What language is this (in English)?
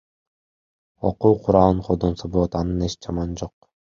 Kyrgyz